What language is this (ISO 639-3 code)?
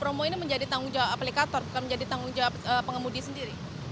ind